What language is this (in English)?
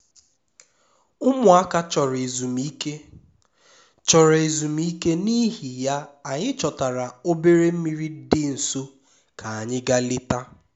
Igbo